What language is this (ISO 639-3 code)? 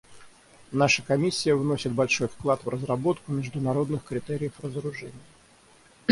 rus